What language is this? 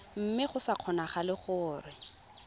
Tswana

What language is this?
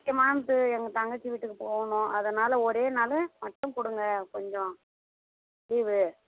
Tamil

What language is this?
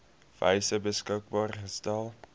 Afrikaans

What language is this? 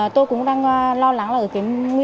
Vietnamese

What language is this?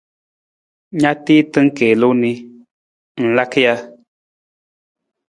Nawdm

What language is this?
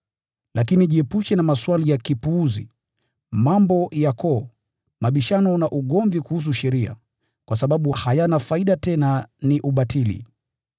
Swahili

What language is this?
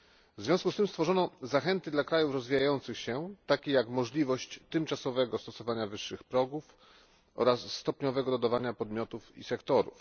Polish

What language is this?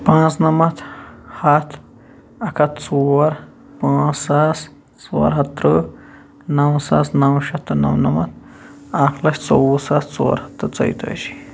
Kashmiri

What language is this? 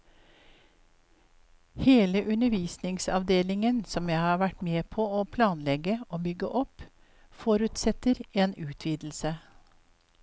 Norwegian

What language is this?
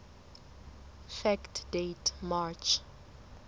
Southern Sotho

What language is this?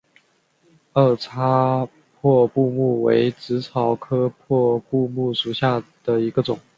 Chinese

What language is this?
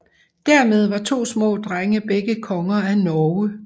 Danish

